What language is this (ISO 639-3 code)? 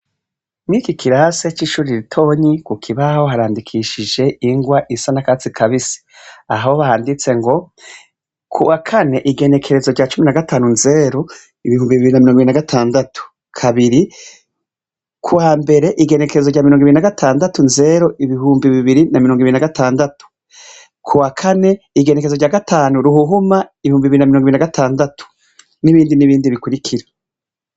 run